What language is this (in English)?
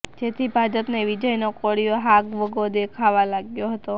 Gujarati